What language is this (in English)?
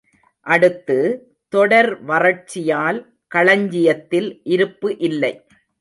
Tamil